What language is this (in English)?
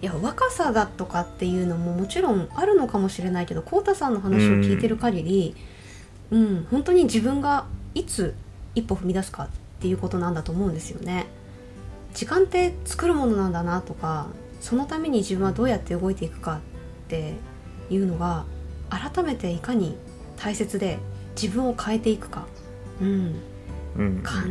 Japanese